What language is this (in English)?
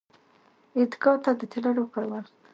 Pashto